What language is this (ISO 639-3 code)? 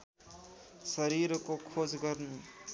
nep